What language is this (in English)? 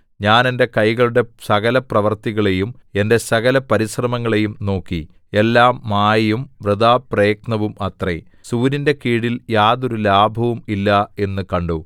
Malayalam